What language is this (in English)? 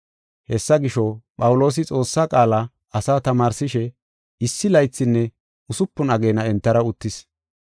Gofa